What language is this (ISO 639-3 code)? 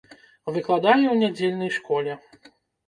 bel